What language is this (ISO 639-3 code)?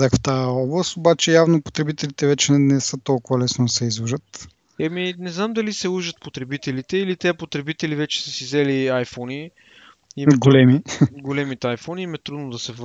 bul